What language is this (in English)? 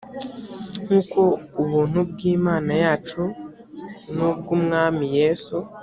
Kinyarwanda